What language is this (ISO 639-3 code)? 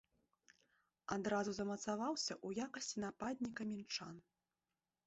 bel